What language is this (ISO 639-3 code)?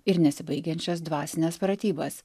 lit